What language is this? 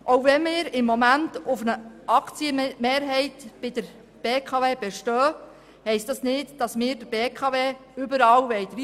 Swiss German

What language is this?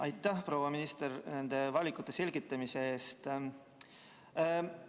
Estonian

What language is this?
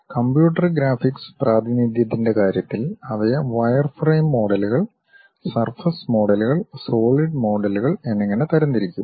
Malayalam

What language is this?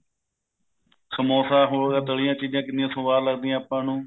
Punjabi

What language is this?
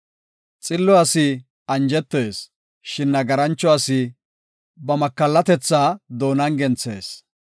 Gofa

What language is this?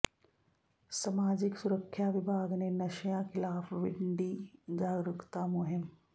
Punjabi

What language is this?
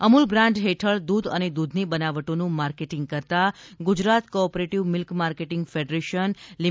Gujarati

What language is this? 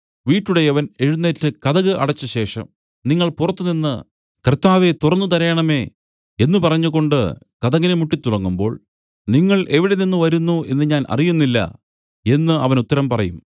Malayalam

